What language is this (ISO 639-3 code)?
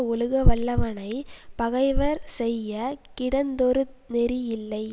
tam